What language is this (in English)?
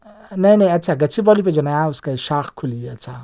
Urdu